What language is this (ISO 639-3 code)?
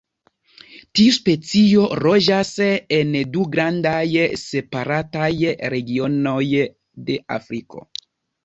epo